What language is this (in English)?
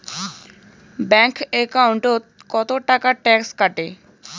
Bangla